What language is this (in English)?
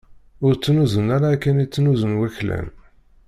Kabyle